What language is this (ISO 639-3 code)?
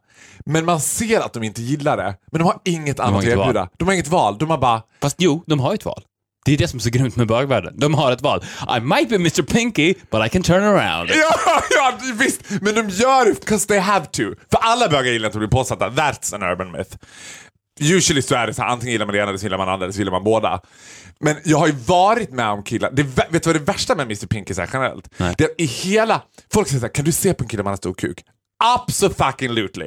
swe